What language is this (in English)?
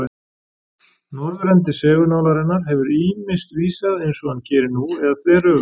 Icelandic